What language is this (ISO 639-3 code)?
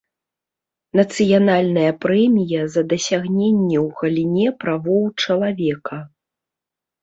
bel